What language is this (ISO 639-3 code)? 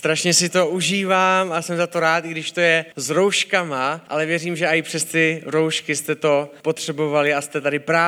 ces